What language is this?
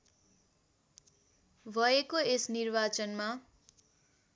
Nepali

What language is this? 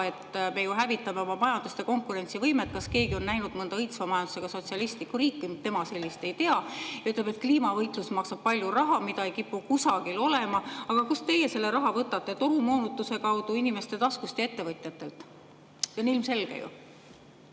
Estonian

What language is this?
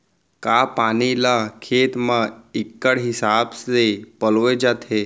Chhattisgarhi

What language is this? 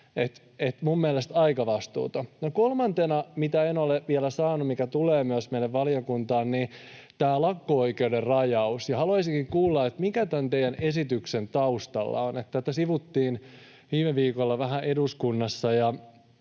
Finnish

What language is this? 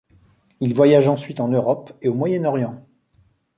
French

